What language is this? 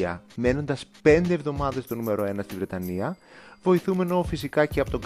Greek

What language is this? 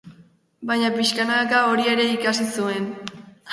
Basque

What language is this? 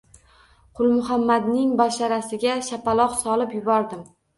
Uzbek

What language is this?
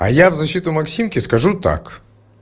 Russian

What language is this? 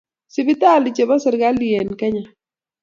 Kalenjin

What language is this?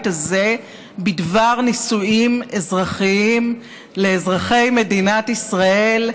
Hebrew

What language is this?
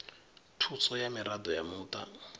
Venda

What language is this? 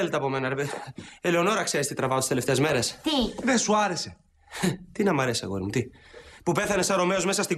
Greek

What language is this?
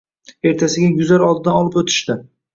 Uzbek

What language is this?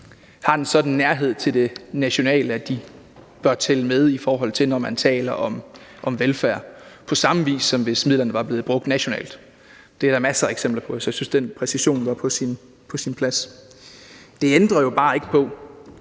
Danish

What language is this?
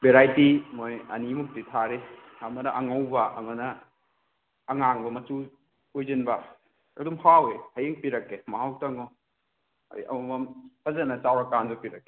Manipuri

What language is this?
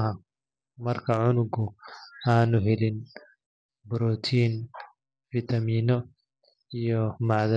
Somali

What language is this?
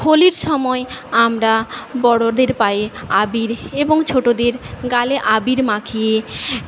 Bangla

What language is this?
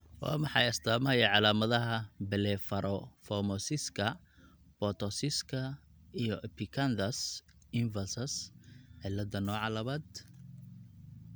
Somali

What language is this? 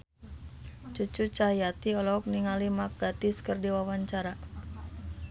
Sundanese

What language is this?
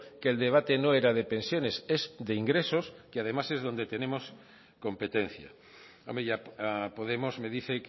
Spanish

